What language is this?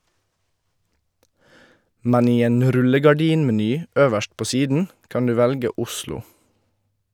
Norwegian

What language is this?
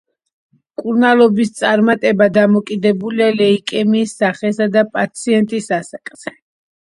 Georgian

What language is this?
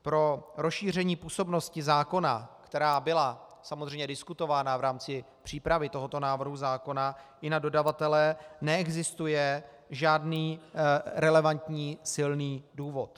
Czech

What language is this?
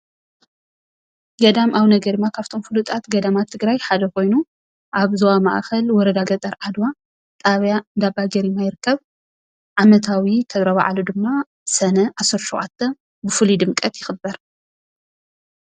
Tigrinya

